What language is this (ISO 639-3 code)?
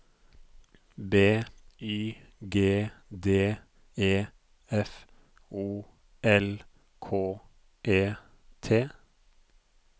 nor